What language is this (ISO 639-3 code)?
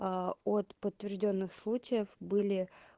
rus